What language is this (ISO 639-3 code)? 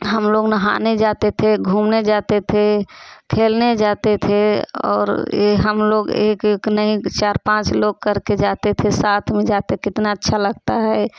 hin